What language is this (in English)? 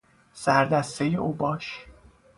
Persian